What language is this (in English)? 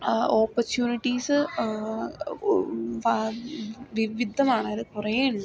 Malayalam